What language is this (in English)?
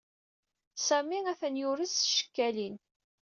Kabyle